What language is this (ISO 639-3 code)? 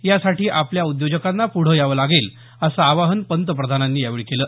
mar